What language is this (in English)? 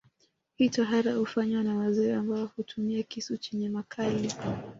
Swahili